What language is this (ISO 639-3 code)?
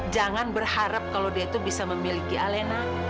ind